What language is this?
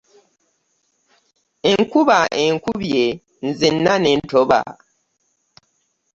Ganda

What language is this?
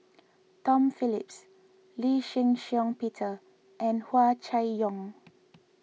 English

